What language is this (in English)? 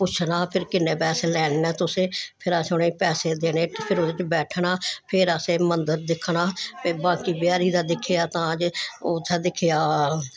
Dogri